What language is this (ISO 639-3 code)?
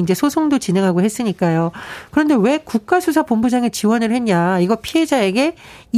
kor